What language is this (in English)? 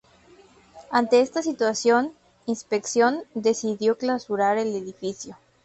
Spanish